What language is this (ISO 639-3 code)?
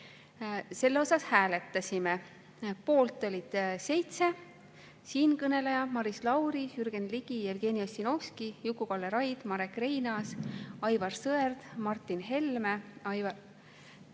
est